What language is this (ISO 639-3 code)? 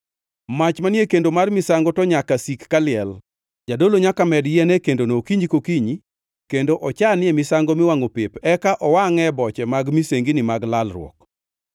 luo